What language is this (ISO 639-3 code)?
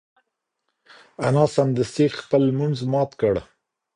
pus